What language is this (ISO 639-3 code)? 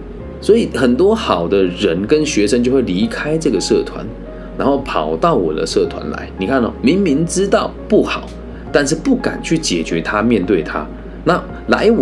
zho